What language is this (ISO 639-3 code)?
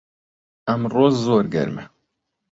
ckb